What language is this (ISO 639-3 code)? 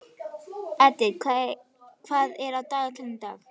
isl